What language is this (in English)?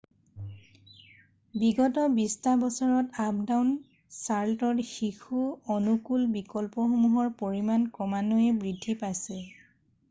Assamese